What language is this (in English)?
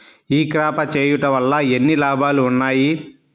Telugu